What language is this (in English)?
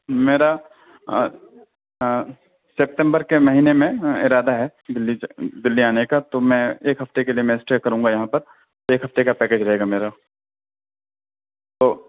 Urdu